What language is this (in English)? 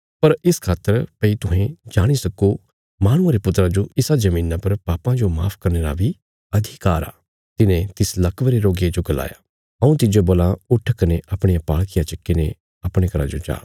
Bilaspuri